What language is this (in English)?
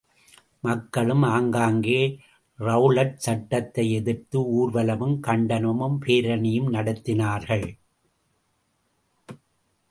Tamil